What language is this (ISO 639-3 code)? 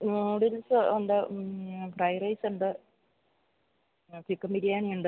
mal